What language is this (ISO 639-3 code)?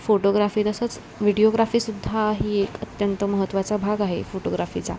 mar